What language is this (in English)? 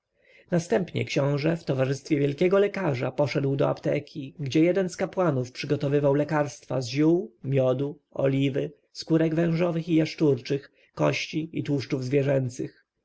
Polish